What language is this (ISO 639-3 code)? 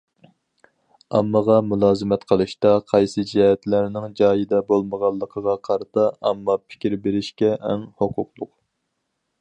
uig